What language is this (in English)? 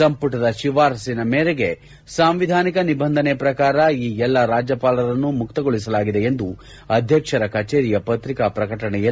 Kannada